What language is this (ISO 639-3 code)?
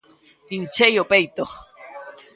glg